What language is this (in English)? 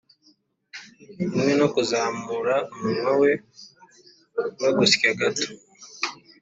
Kinyarwanda